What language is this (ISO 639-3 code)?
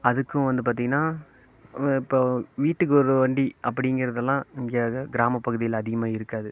tam